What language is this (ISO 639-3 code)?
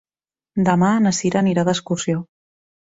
cat